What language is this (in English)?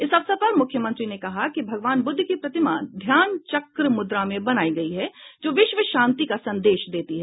Hindi